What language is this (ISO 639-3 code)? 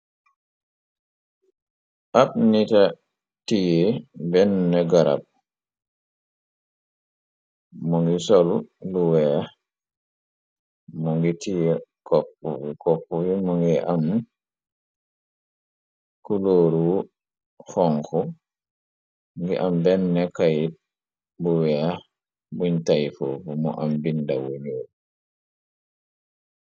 wol